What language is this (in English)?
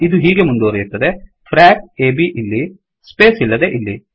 Kannada